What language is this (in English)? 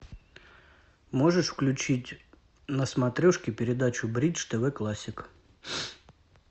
Russian